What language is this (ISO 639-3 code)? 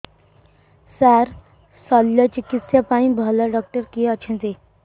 ori